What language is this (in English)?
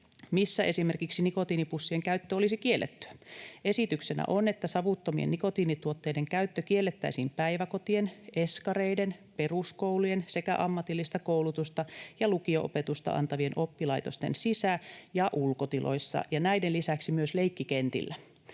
Finnish